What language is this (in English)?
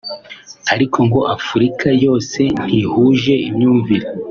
Kinyarwanda